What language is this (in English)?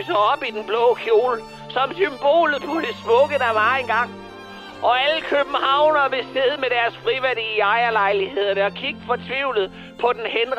Danish